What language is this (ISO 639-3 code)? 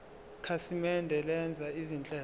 zul